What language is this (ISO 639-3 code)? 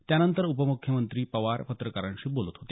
mar